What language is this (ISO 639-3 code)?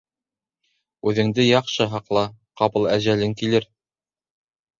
bak